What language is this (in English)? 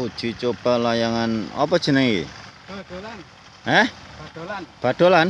Indonesian